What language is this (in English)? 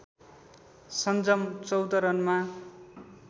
Nepali